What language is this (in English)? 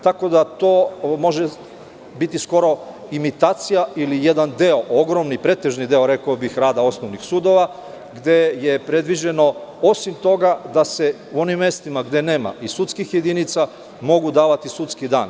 Serbian